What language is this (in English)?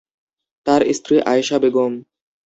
Bangla